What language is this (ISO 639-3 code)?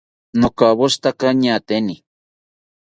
cpy